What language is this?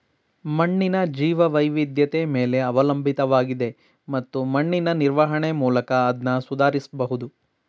Kannada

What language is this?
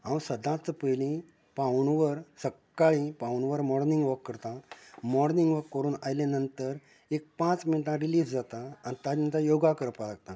Konkani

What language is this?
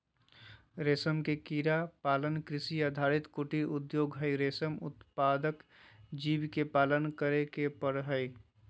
Magahi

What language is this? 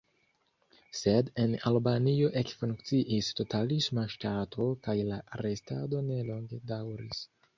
Esperanto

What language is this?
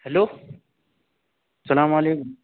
Urdu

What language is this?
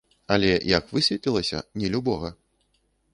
Belarusian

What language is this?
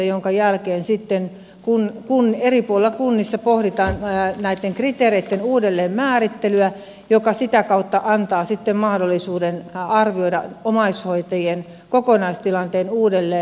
Finnish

